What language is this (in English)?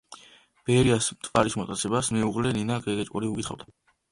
Georgian